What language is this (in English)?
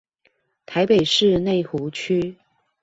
Chinese